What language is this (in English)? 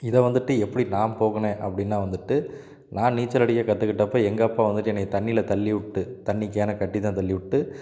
Tamil